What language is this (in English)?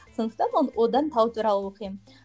Kazakh